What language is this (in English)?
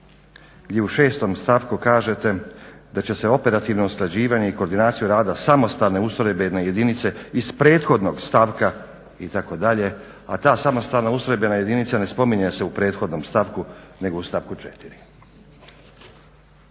Croatian